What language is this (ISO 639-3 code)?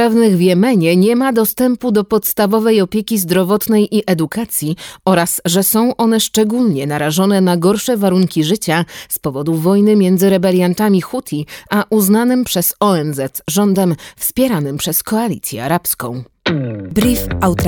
pol